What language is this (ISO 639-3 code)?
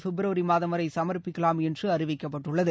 tam